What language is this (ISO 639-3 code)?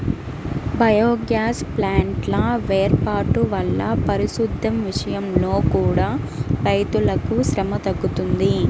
tel